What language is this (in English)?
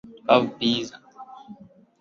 Swahili